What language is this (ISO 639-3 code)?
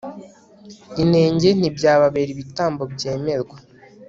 kin